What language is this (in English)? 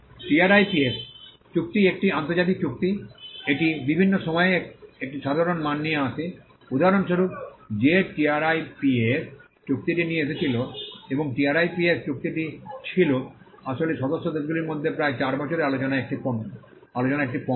Bangla